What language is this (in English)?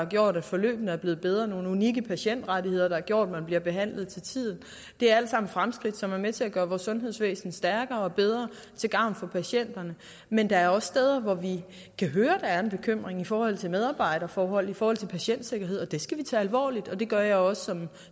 Danish